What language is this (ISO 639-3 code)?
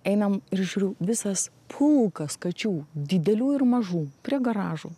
lit